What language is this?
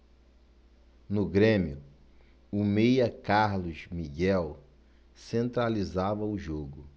Portuguese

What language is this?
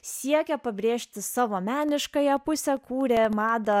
Lithuanian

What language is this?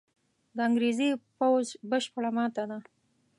Pashto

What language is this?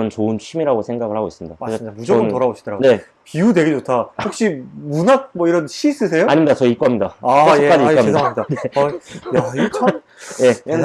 Korean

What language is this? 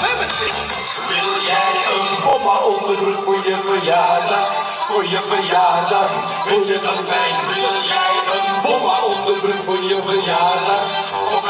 Dutch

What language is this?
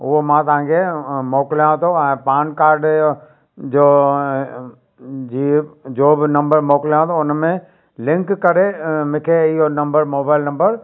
Sindhi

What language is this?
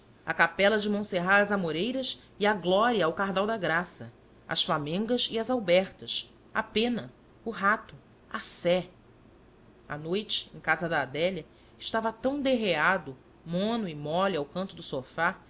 Portuguese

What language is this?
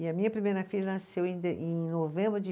Portuguese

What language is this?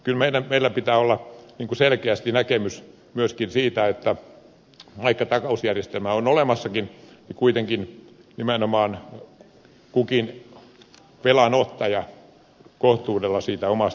Finnish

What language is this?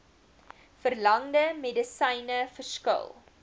Afrikaans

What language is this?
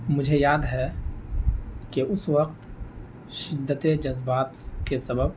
Urdu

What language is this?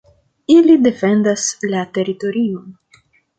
Esperanto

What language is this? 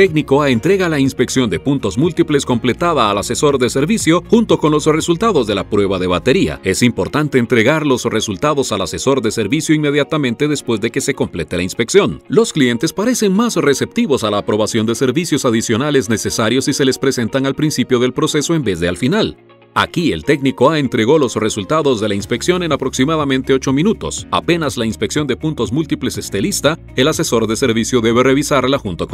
Spanish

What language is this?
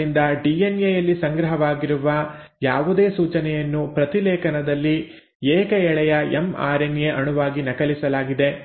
Kannada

